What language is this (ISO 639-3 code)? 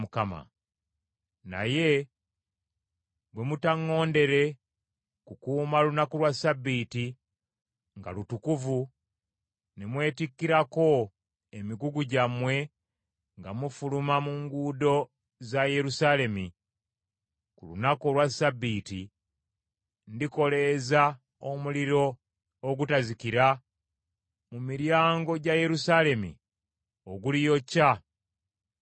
lug